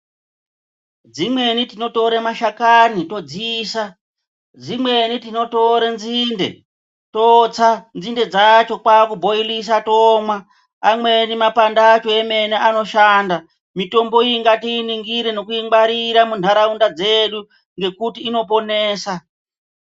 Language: Ndau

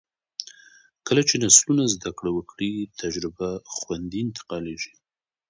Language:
Pashto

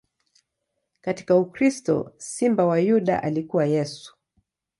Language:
Swahili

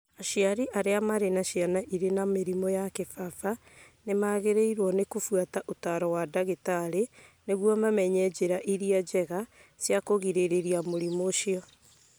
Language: Kikuyu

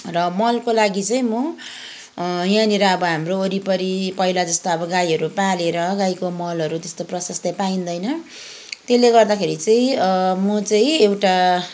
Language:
Nepali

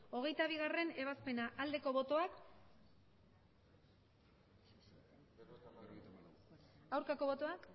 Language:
Basque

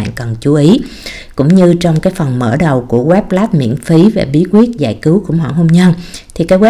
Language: Vietnamese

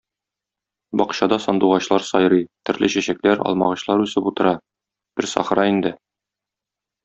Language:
Tatar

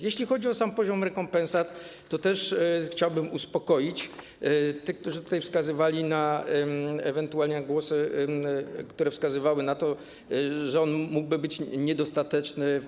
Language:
Polish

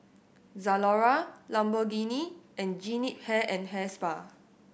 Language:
English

